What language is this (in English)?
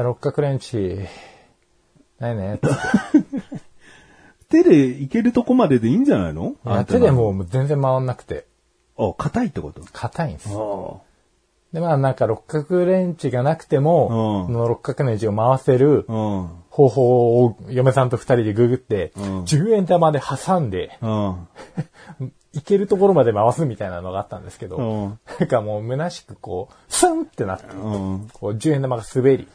Japanese